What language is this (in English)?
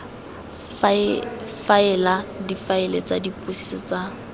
Tswana